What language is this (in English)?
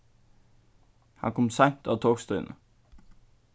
Faroese